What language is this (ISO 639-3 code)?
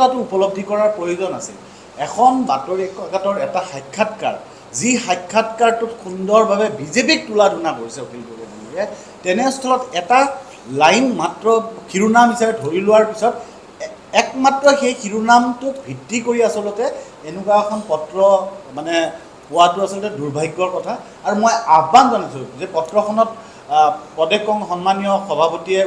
ben